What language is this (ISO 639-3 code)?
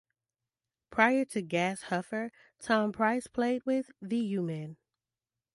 eng